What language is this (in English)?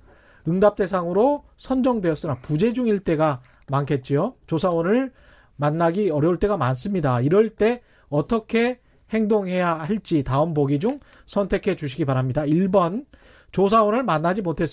Korean